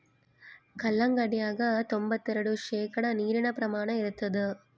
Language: Kannada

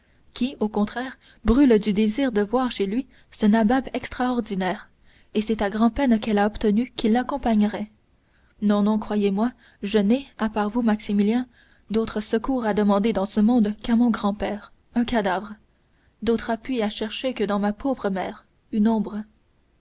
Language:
French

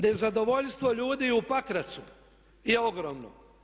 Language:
Croatian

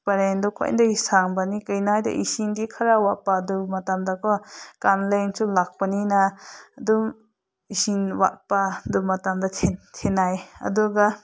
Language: Manipuri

